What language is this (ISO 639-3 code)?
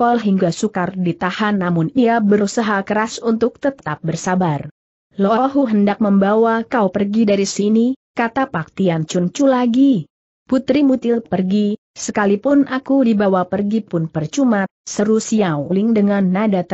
ind